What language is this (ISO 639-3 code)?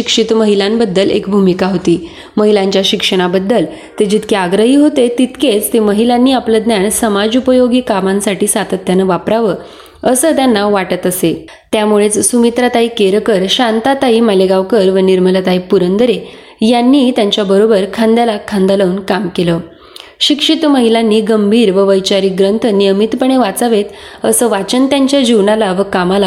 mar